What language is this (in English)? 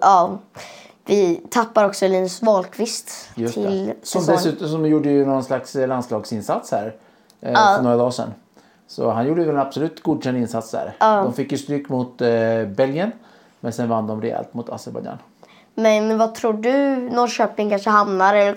Swedish